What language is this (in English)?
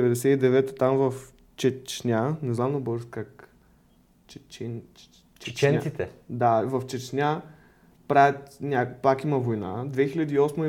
Bulgarian